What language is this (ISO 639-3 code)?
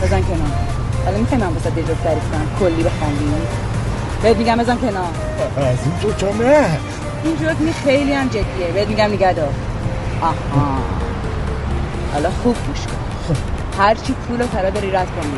fas